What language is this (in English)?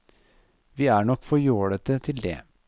Norwegian